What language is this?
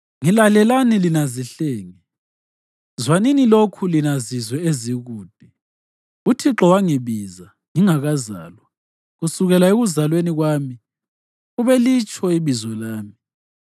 North Ndebele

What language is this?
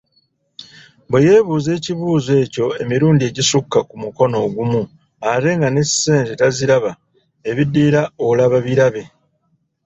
Ganda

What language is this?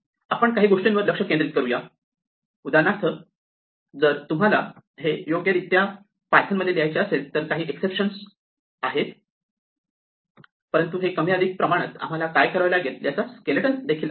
Marathi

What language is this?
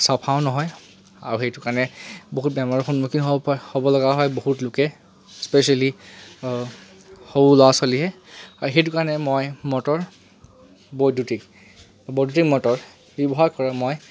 Assamese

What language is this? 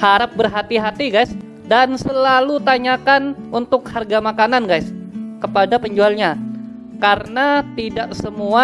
Indonesian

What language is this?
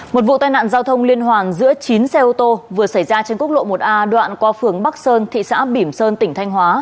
Vietnamese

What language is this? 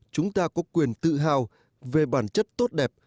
Vietnamese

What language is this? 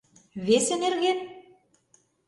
Mari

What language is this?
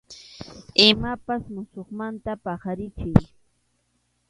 Arequipa-La Unión Quechua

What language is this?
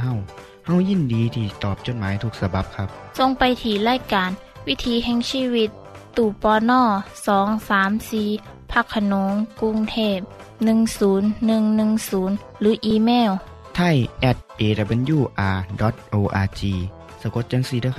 Thai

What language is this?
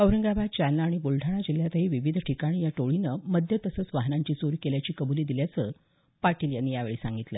Marathi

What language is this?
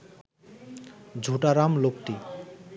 Bangla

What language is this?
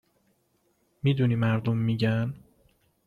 Persian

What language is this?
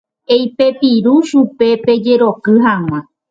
Guarani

